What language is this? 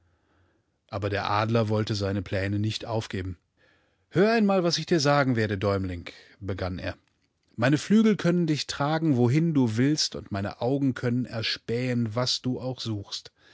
German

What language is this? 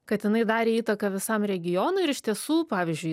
Lithuanian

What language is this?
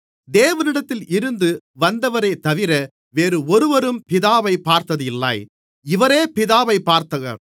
Tamil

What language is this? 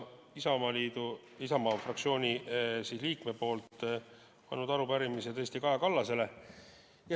Estonian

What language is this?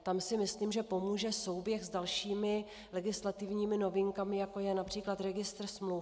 Czech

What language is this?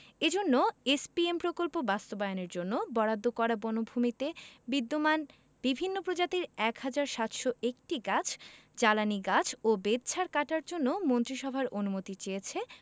Bangla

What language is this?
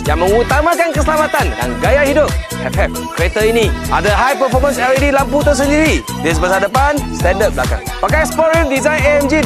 Malay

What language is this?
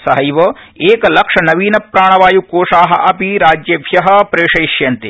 Sanskrit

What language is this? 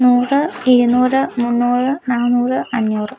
Malayalam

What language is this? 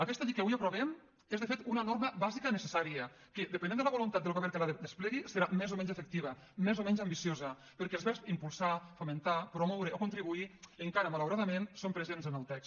Catalan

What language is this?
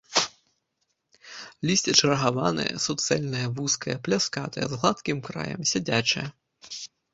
Belarusian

